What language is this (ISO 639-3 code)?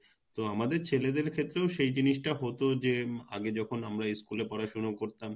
ben